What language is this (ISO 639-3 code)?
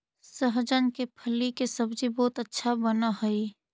mag